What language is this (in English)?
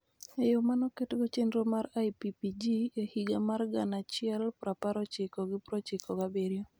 Luo (Kenya and Tanzania)